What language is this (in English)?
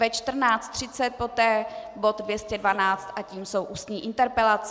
Czech